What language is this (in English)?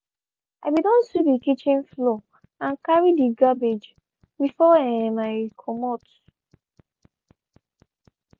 Nigerian Pidgin